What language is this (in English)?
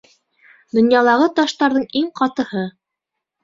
Bashkir